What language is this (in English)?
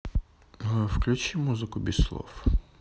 Russian